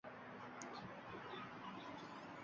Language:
Uzbek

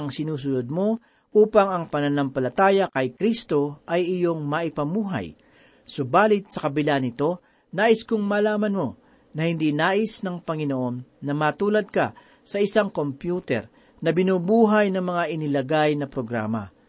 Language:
Filipino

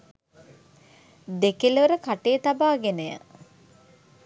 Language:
Sinhala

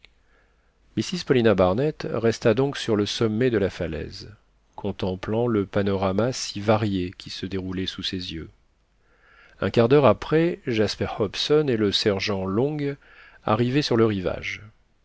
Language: French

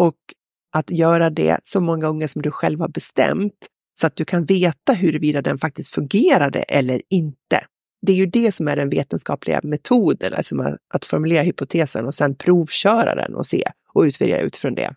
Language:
Swedish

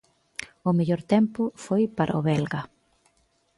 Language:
Galician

